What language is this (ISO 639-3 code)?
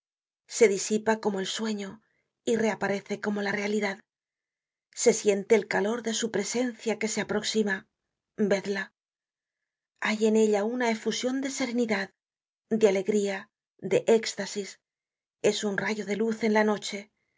spa